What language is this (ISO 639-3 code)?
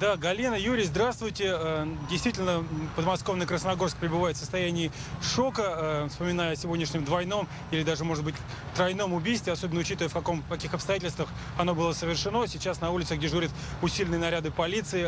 rus